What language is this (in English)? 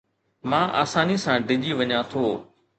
Sindhi